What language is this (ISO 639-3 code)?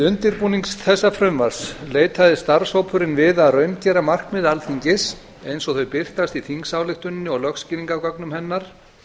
isl